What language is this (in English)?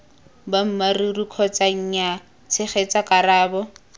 Tswana